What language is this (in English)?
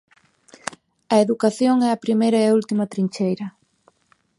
Galician